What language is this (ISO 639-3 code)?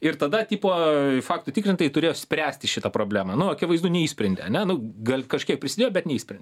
lit